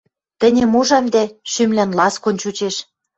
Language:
Western Mari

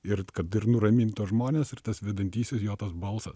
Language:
Lithuanian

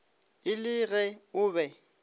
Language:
Northern Sotho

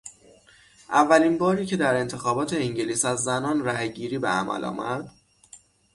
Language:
Persian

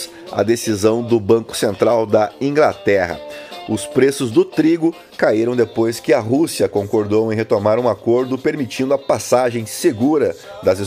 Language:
Portuguese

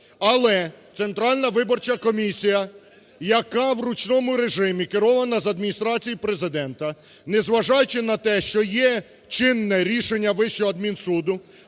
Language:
Ukrainian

